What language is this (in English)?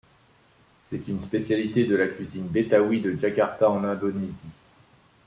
French